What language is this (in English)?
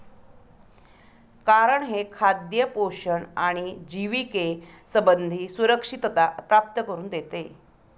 Marathi